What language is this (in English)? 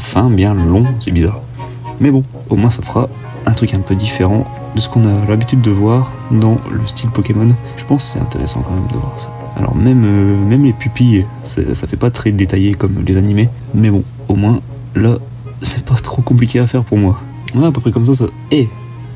French